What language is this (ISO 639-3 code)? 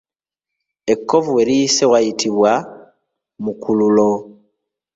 lug